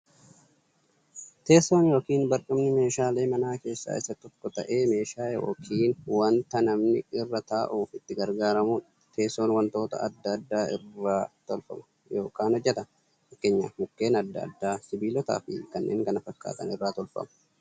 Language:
Oromo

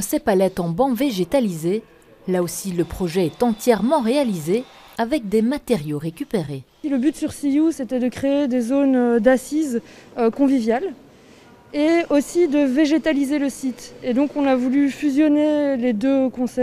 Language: French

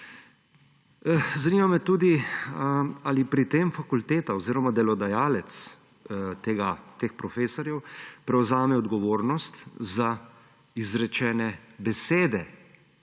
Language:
Slovenian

